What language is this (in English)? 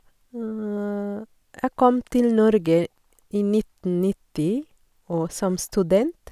Norwegian